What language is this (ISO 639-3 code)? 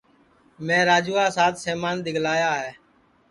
ssi